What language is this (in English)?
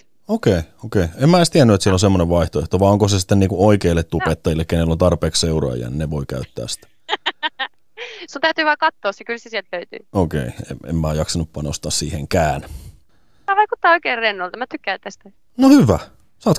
Finnish